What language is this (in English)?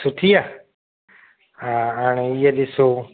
Sindhi